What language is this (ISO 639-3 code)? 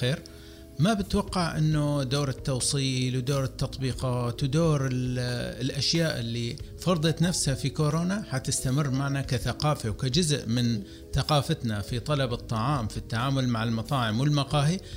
ara